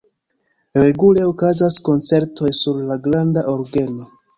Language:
Esperanto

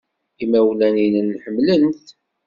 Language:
Kabyle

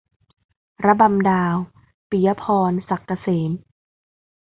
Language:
Thai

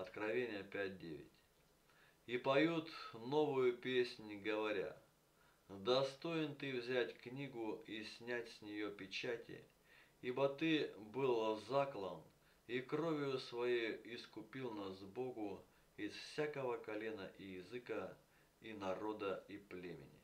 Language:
Russian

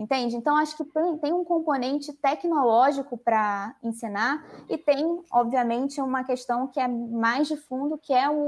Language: Portuguese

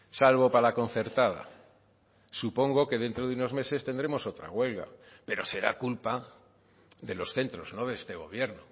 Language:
Spanish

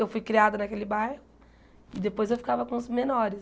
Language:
Portuguese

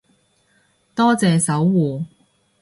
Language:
Cantonese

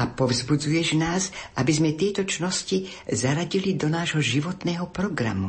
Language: Slovak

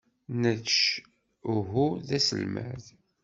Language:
Kabyle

